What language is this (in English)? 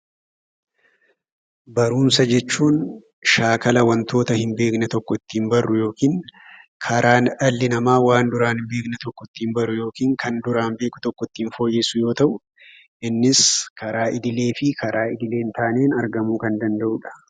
Oromo